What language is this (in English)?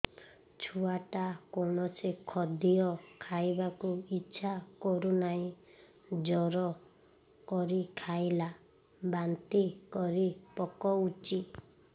Odia